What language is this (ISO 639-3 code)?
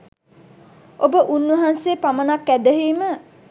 sin